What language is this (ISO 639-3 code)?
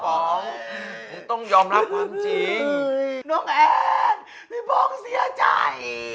tha